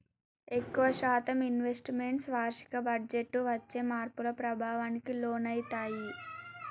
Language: Telugu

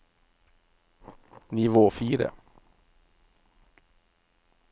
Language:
Norwegian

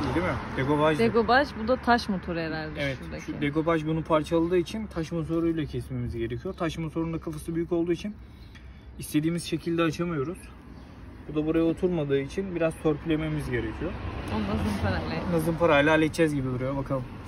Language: Turkish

